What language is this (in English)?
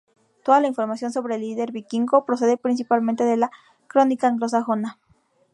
Spanish